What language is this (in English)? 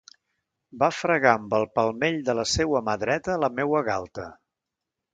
Catalan